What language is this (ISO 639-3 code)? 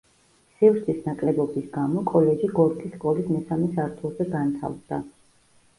kat